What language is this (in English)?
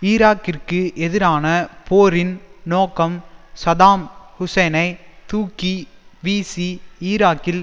Tamil